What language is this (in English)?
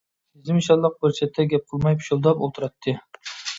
Uyghur